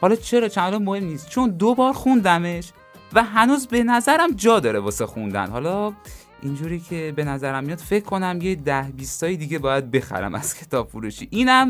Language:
Persian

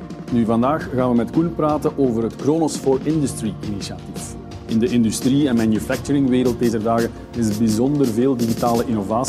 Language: Dutch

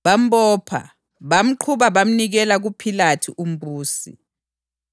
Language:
North Ndebele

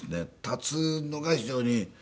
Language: Japanese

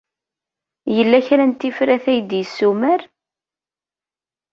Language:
Kabyle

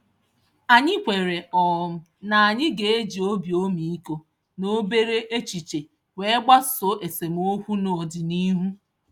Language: Igbo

